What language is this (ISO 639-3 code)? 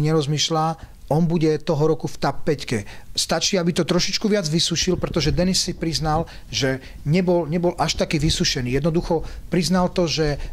ces